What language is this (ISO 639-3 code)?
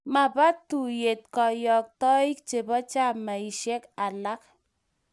kln